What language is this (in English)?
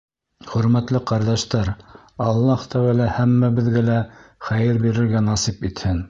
Bashkir